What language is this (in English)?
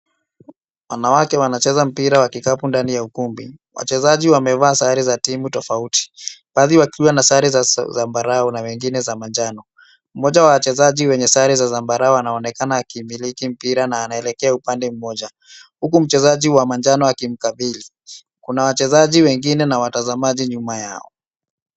Swahili